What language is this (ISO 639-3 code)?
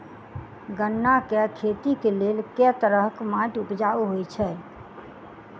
mai